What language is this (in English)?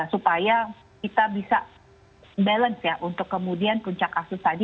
Indonesian